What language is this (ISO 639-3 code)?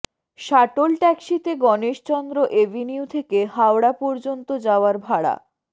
ben